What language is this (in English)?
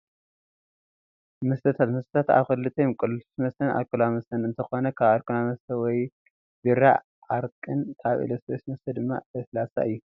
Tigrinya